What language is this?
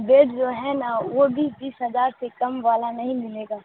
Urdu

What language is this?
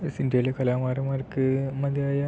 Malayalam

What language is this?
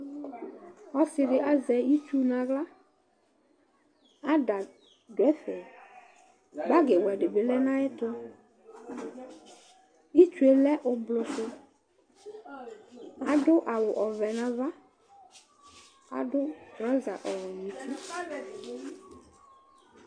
Ikposo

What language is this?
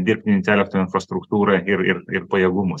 Lithuanian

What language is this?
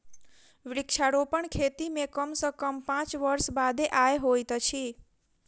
Maithili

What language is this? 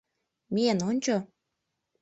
Mari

